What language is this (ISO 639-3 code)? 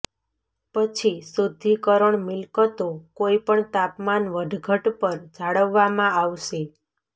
guj